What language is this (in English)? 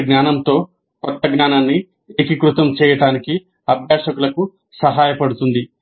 Telugu